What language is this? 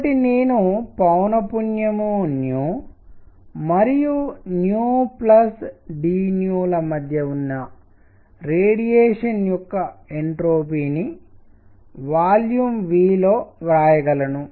Telugu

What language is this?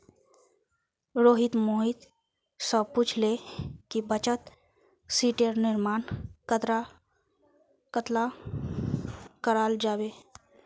Magahi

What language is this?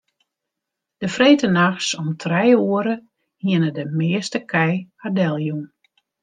Western Frisian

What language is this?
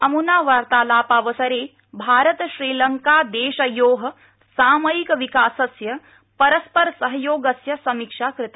Sanskrit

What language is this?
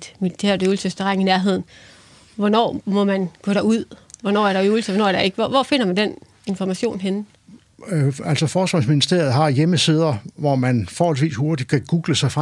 Danish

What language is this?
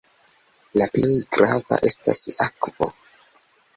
Esperanto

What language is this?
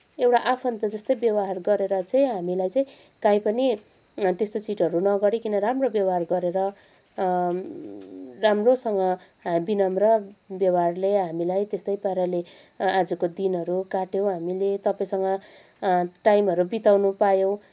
Nepali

